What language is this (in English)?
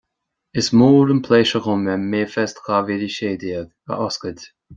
Irish